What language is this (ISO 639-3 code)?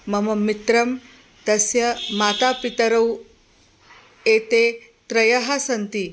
san